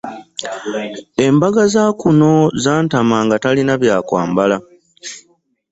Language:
Ganda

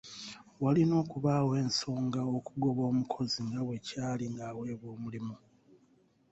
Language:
Ganda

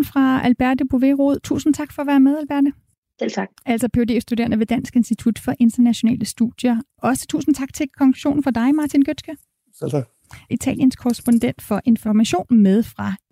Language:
Danish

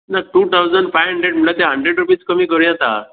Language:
Konkani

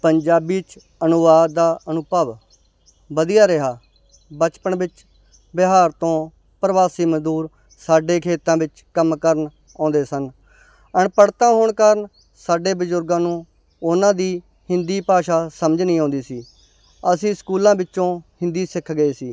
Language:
Punjabi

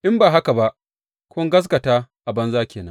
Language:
Hausa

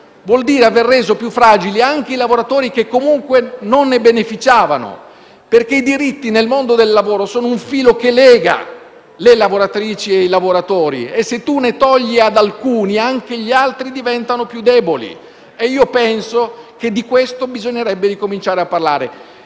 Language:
Italian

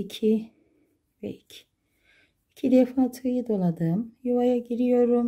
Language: Turkish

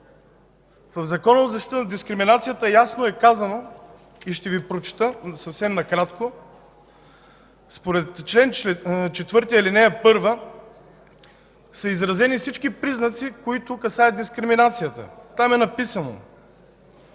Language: Bulgarian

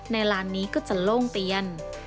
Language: Thai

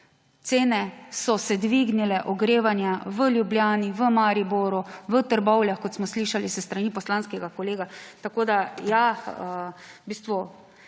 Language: Slovenian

